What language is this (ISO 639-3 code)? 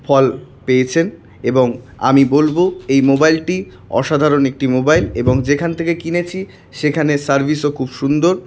ben